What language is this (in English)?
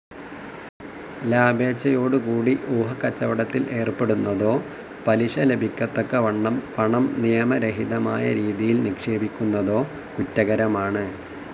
Malayalam